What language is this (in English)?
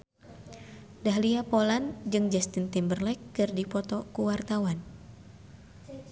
Sundanese